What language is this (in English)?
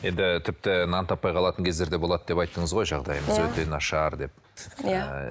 Kazakh